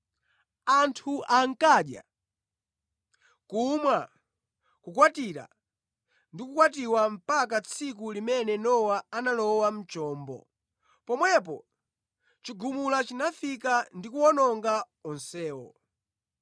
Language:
Nyanja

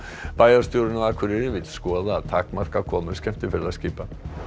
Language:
Icelandic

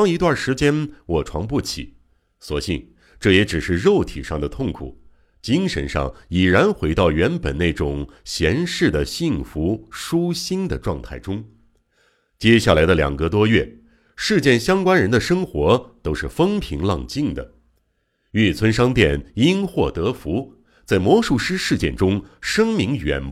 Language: Chinese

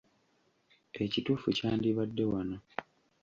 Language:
Ganda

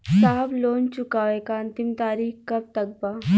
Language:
Bhojpuri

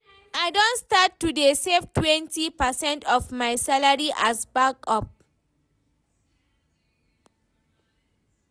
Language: Nigerian Pidgin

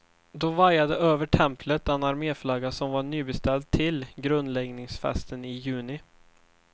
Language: Swedish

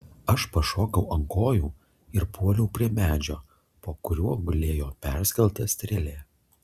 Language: Lithuanian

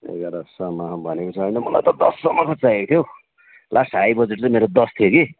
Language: Nepali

